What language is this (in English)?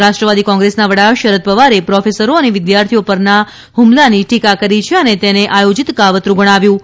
Gujarati